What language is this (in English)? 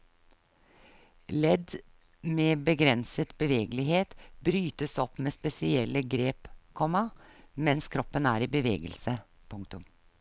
Norwegian